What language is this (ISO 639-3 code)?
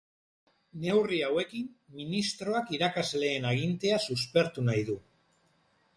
eus